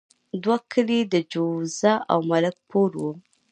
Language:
Pashto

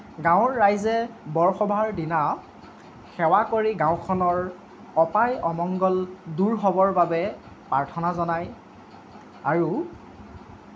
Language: Assamese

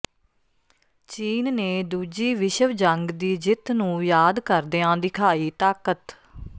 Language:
Punjabi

